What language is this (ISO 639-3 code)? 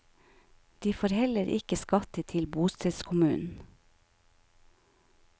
nor